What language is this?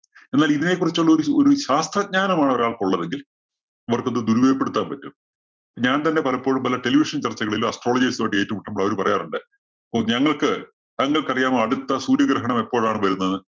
Malayalam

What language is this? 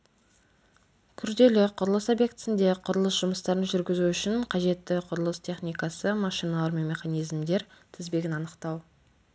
Kazakh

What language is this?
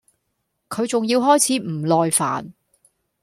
Cantonese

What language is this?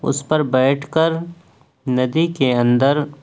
Urdu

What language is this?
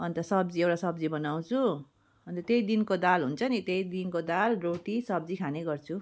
Nepali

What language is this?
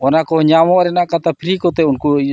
Santali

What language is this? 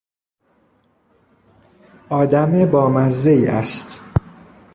Persian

